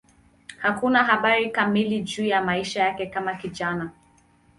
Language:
Swahili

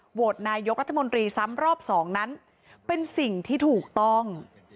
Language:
Thai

